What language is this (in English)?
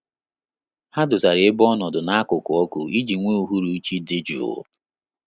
Igbo